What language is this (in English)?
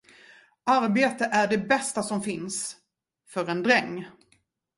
Swedish